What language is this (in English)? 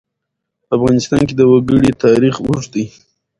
Pashto